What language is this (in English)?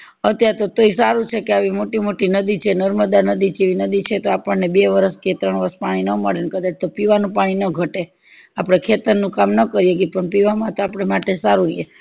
Gujarati